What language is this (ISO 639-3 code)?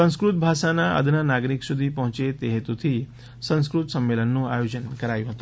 guj